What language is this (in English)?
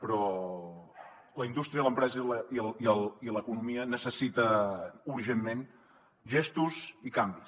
Catalan